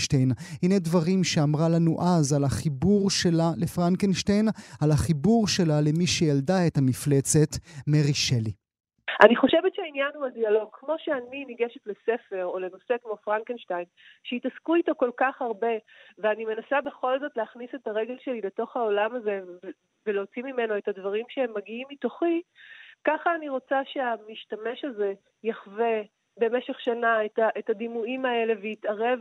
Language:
Hebrew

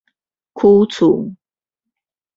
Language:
Min Nan Chinese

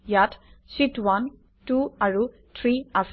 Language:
Assamese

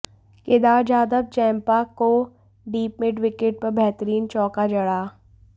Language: Hindi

